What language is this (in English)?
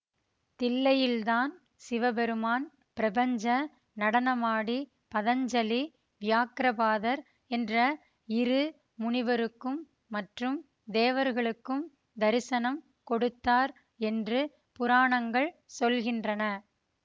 Tamil